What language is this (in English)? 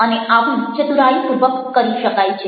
Gujarati